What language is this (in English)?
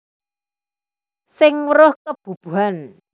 Javanese